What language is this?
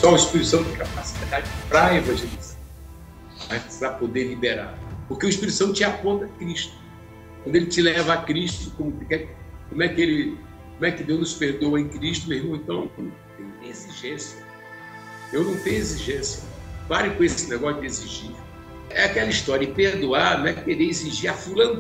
Portuguese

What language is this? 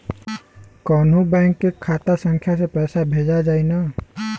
Bhojpuri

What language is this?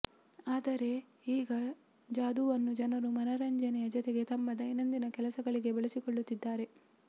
Kannada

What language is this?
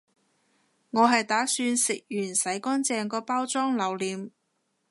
Cantonese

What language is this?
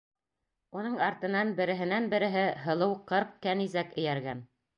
Bashkir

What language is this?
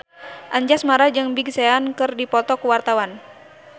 Sundanese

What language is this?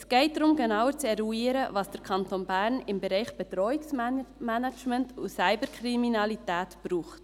Swiss German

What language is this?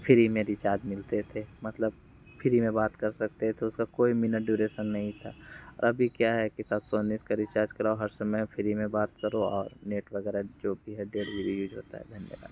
Hindi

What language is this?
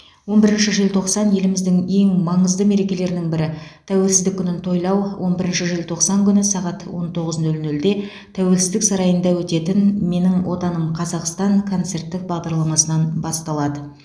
Kazakh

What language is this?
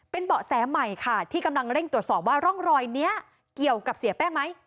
Thai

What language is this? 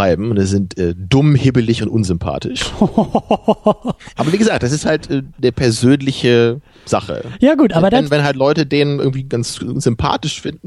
German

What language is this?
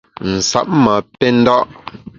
Bamun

